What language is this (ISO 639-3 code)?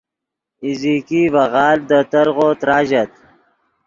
ydg